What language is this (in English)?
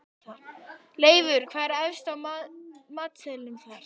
Icelandic